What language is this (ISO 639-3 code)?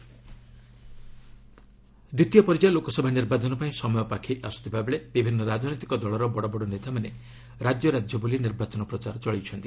ori